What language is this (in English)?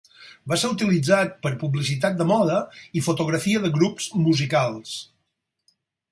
Catalan